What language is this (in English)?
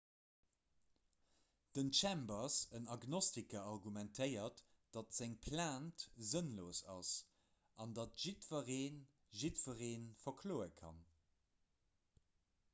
Luxembourgish